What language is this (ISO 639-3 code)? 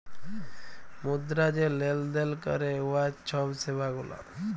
ben